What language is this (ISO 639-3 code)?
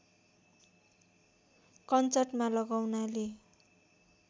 nep